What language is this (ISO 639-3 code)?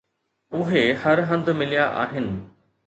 snd